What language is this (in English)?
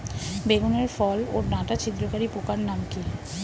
Bangla